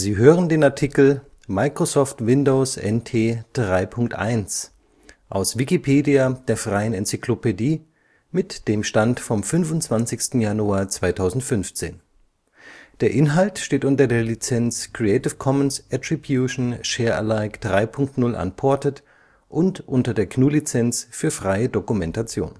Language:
German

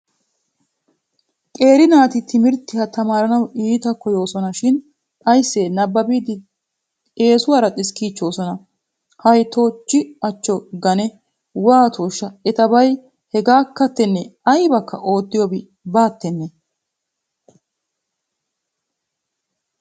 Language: Wolaytta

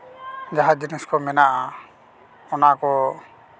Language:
Santali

